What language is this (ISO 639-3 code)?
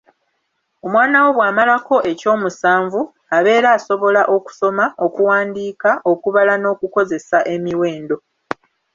lug